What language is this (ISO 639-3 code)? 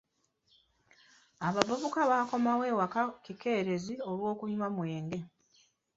lug